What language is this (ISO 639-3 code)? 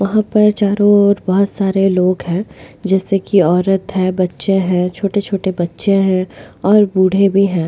hin